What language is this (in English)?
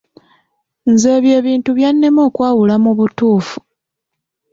Ganda